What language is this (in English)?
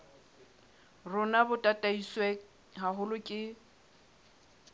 Southern Sotho